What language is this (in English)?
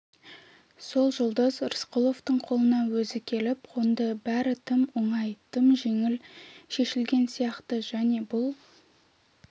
Kazakh